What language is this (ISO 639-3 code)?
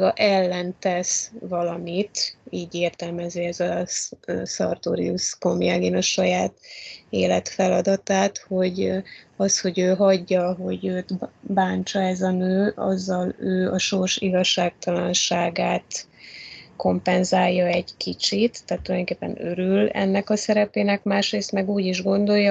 hun